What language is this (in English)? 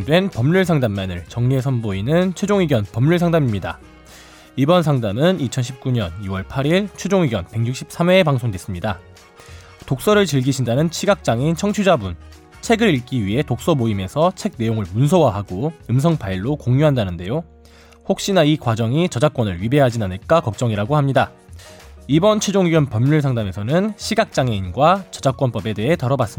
Korean